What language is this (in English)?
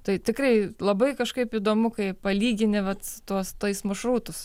Lithuanian